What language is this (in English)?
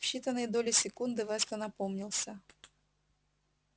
Russian